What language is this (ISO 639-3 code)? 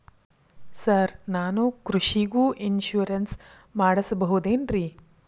kan